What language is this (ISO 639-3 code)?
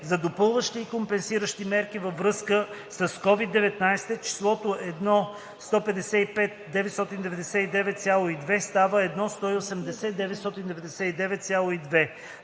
bul